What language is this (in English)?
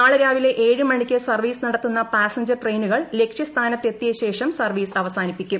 Malayalam